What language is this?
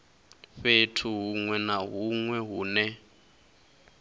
Venda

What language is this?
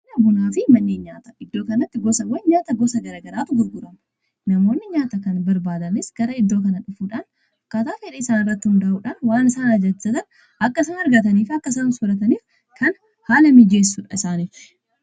Oromo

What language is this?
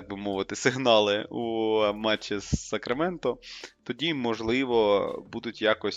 Ukrainian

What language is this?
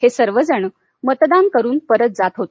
Marathi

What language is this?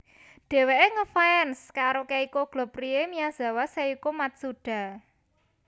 Javanese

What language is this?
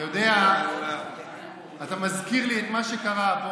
Hebrew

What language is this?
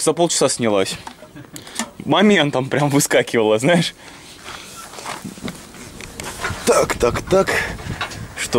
Russian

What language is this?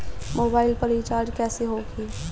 Bhojpuri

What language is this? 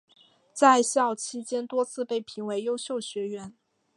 Chinese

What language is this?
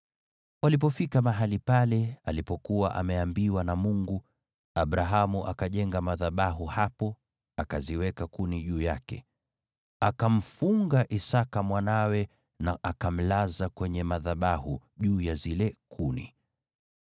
Swahili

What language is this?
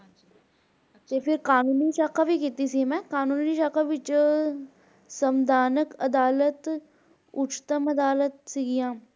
Punjabi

